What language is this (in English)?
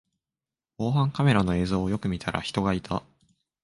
Japanese